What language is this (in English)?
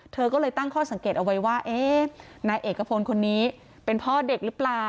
Thai